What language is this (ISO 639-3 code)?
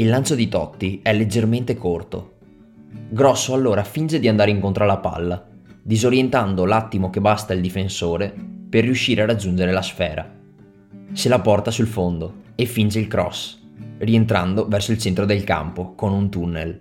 ita